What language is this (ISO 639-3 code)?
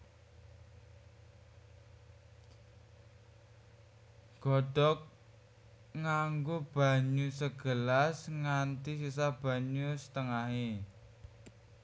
jav